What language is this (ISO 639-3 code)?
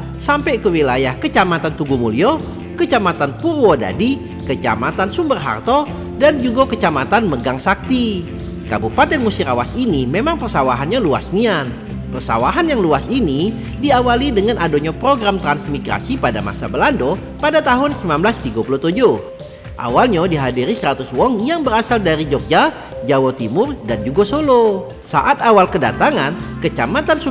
ind